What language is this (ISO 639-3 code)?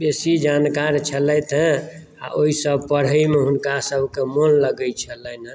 mai